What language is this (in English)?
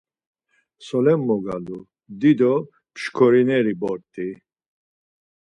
Laz